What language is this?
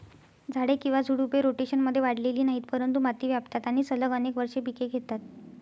Marathi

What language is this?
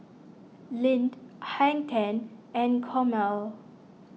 English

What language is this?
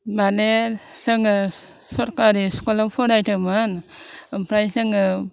Bodo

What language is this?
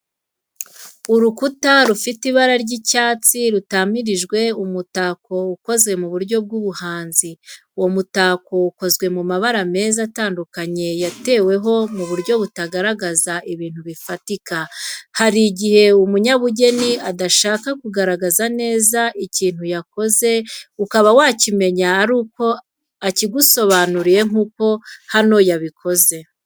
Kinyarwanda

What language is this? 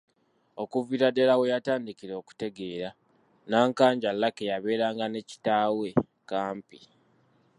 Ganda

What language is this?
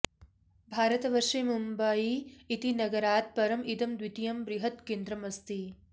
Sanskrit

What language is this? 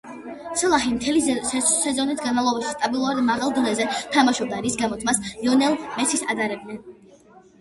Georgian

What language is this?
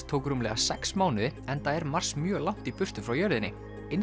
Icelandic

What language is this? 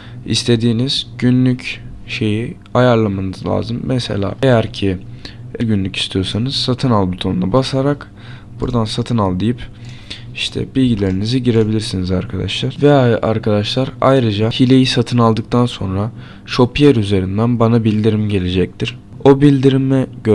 Turkish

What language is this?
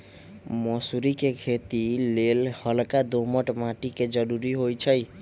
Magahi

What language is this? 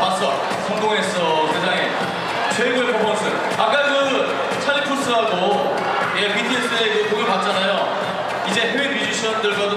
Korean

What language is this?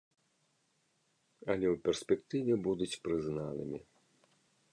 Belarusian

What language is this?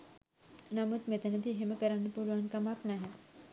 Sinhala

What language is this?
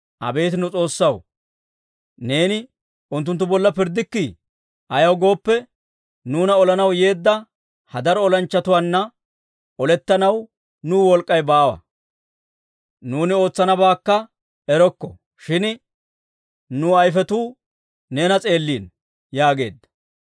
Dawro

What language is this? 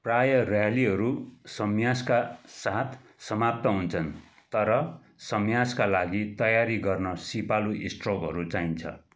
Nepali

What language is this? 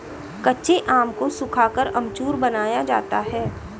Hindi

